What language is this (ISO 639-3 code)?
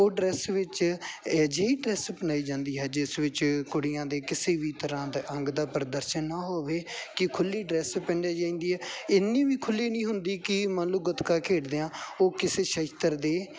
pan